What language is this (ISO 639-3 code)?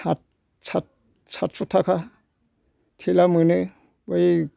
brx